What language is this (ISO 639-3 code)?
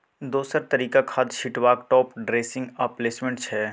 mai